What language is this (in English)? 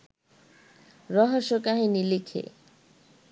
Bangla